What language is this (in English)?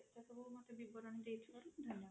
Odia